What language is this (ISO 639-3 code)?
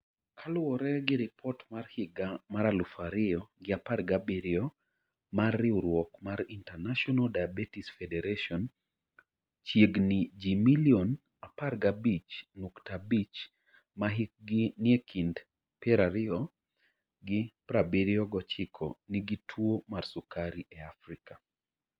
luo